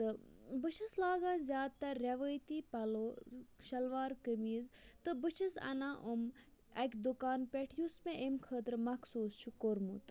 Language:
Kashmiri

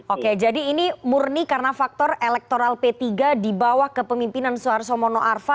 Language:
Indonesian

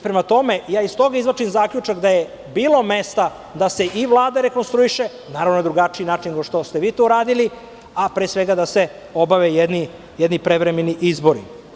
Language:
Serbian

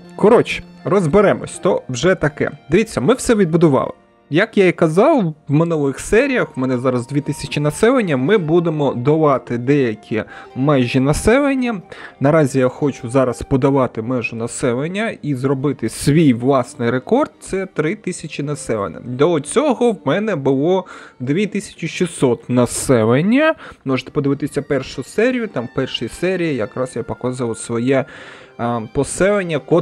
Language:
Ukrainian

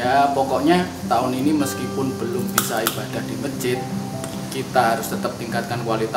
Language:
Indonesian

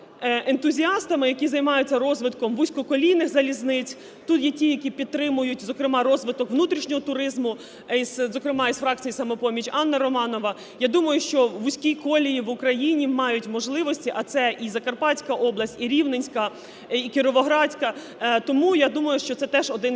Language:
Ukrainian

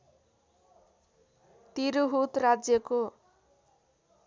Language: Nepali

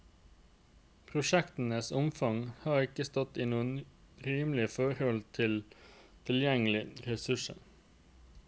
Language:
Norwegian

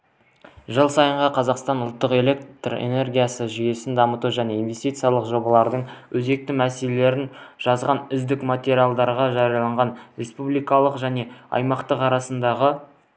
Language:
Kazakh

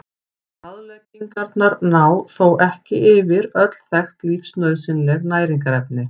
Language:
Icelandic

